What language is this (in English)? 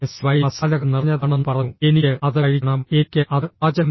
Malayalam